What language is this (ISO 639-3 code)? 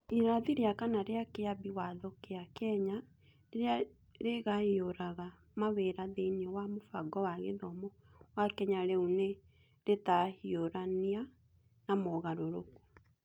kik